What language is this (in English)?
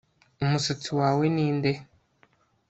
Kinyarwanda